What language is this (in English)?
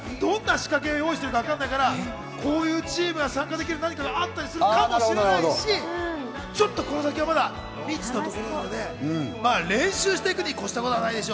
Japanese